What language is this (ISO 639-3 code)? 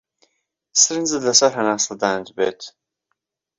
ckb